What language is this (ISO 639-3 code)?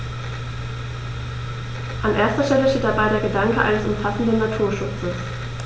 deu